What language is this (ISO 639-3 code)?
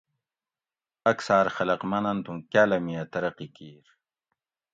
gwc